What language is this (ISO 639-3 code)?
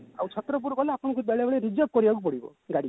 ori